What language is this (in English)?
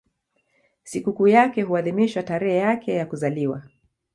Swahili